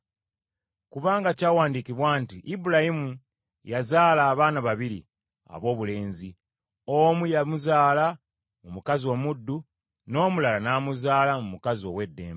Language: Ganda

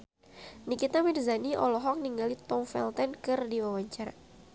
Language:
Sundanese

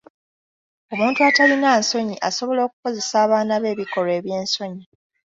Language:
Ganda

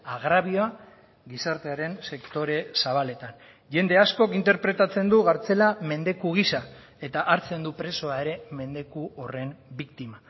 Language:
Basque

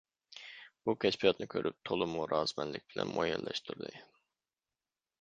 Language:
Uyghur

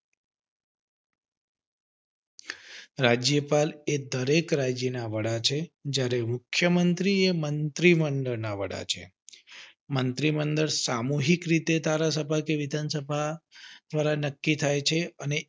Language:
Gujarati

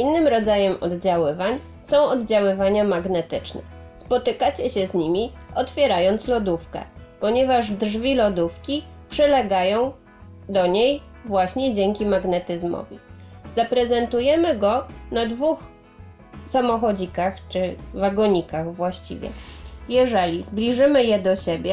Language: Polish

